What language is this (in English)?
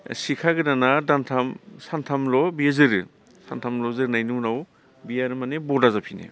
Bodo